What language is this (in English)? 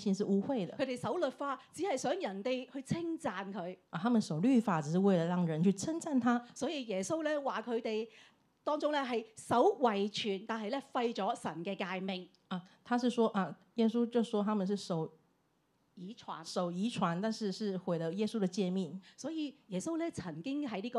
Chinese